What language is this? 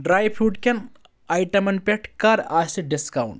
Kashmiri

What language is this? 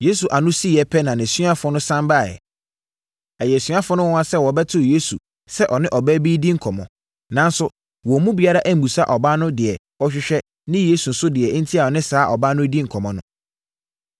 Akan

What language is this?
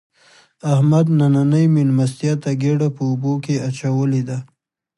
Pashto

